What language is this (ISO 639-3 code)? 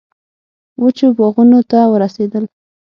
pus